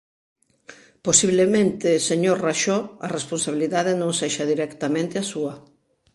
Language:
Galician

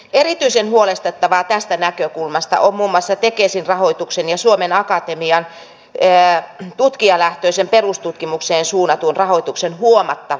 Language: Finnish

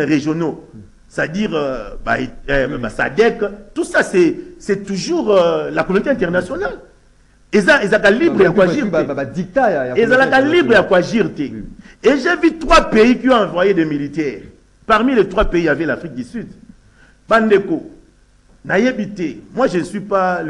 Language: French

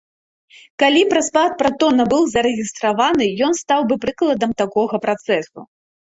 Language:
Belarusian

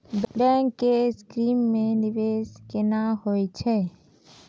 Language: Maithili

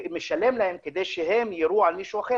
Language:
Hebrew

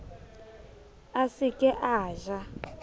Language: Southern Sotho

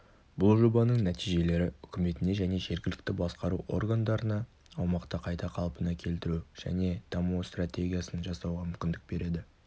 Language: Kazakh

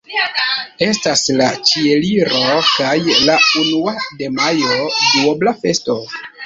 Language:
Esperanto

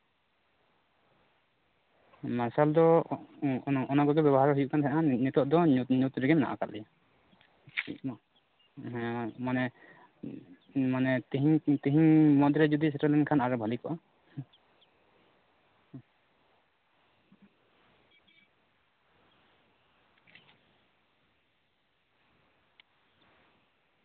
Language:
Santali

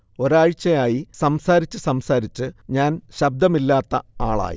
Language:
Malayalam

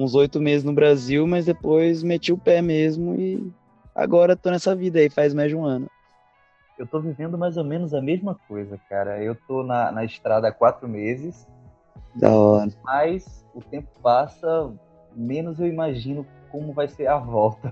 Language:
Portuguese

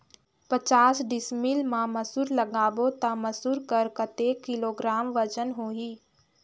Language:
Chhattisgarhi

